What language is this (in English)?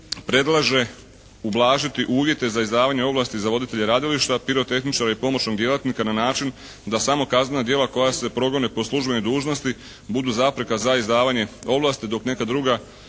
Croatian